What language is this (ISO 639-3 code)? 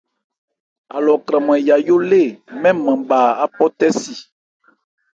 ebr